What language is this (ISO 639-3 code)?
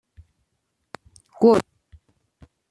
fas